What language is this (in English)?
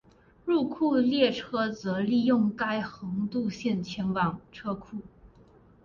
Chinese